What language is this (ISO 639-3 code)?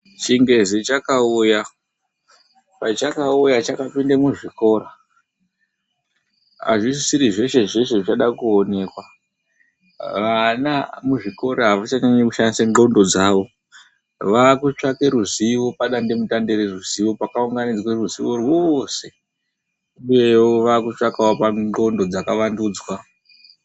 ndc